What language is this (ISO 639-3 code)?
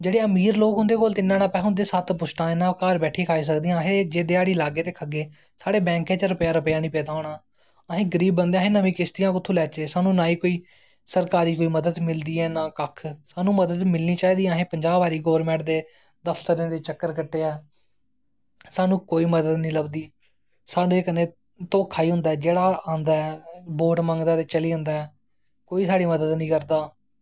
doi